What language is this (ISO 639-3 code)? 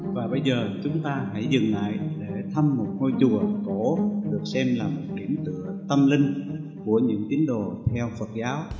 vie